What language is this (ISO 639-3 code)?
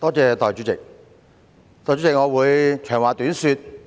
yue